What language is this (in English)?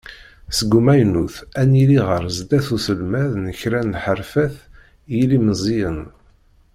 Kabyle